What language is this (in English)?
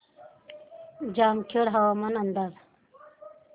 Marathi